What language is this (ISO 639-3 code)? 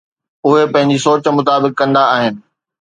snd